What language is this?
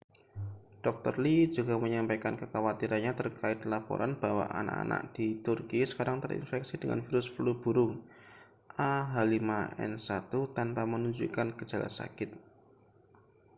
Indonesian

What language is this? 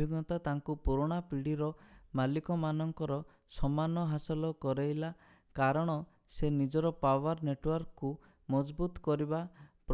Odia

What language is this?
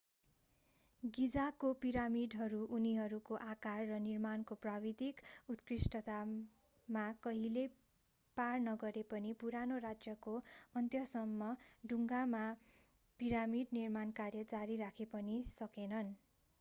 Nepali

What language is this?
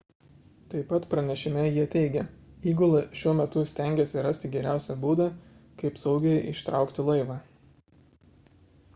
Lithuanian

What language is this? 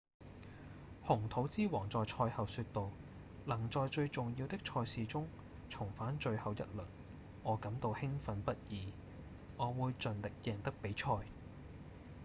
Cantonese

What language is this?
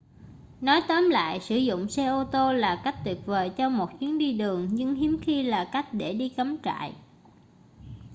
Vietnamese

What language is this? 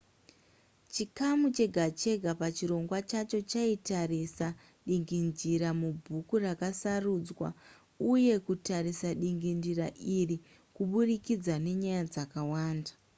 Shona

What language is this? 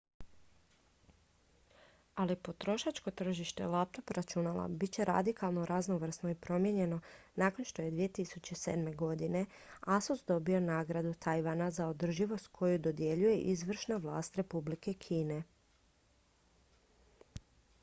Croatian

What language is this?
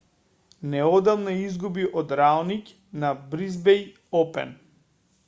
Macedonian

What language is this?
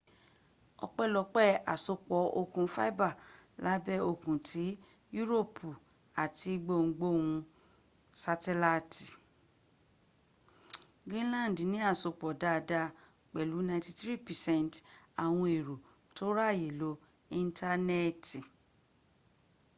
Yoruba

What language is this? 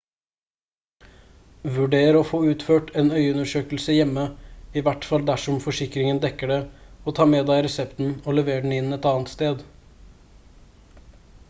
Norwegian Bokmål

